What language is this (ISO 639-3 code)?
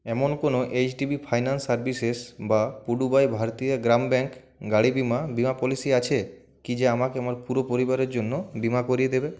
ben